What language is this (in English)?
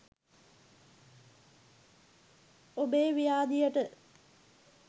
Sinhala